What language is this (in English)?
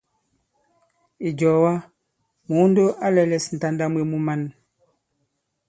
Bankon